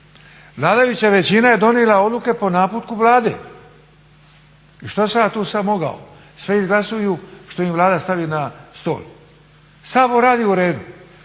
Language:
Croatian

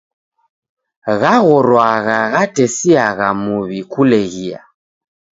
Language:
Taita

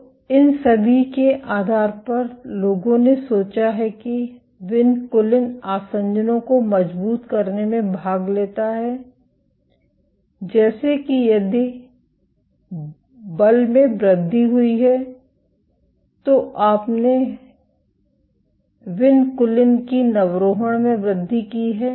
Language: Hindi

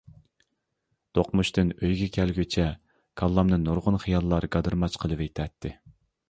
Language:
Uyghur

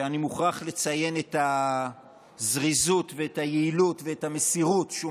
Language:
Hebrew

